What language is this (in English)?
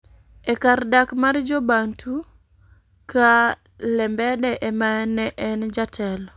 Luo (Kenya and Tanzania)